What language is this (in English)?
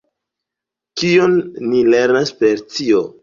Esperanto